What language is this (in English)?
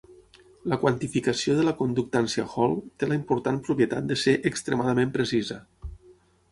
Catalan